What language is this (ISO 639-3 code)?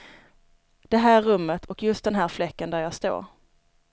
swe